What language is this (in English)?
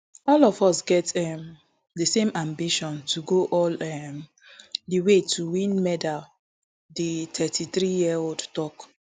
Nigerian Pidgin